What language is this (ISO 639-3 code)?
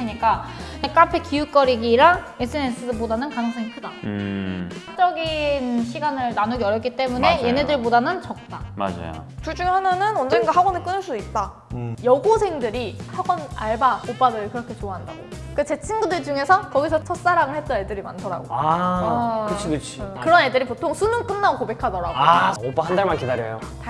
kor